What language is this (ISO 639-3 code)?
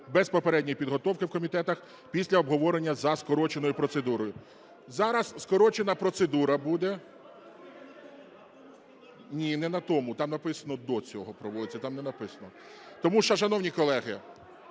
ukr